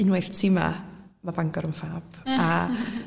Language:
Welsh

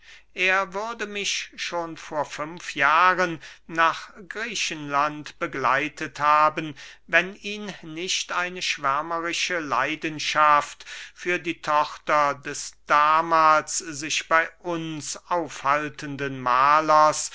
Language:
German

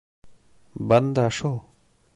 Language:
Bashkir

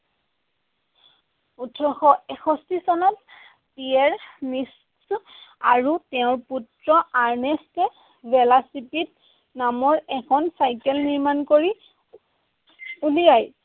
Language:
Assamese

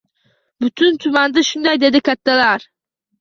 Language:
Uzbek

